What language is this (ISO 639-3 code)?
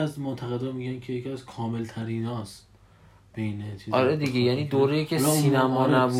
fas